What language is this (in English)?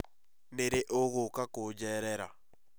Kikuyu